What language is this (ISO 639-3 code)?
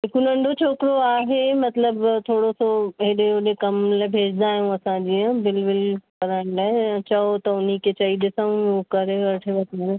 snd